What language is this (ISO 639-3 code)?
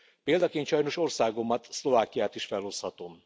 hun